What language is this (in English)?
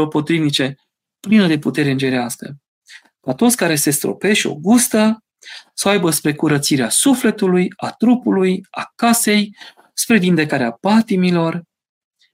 Romanian